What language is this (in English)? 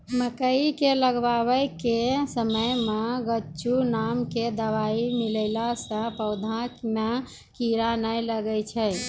Maithili